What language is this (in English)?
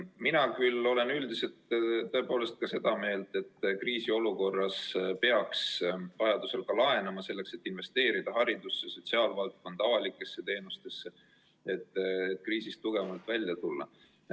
Estonian